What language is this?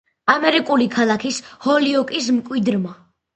Georgian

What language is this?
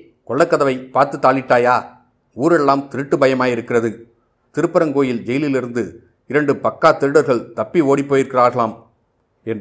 Tamil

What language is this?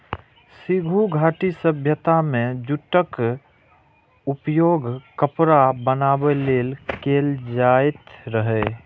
Maithili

